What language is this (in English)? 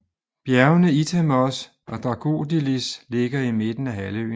Danish